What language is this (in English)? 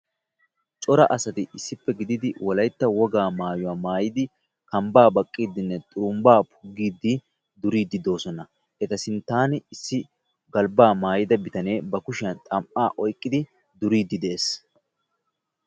Wolaytta